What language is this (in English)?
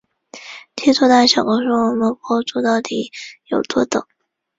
Chinese